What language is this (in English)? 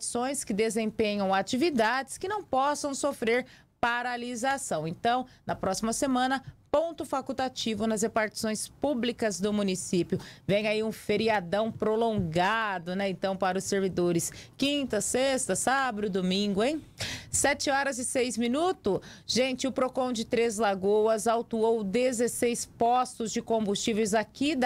Portuguese